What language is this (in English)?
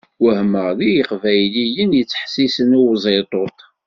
Kabyle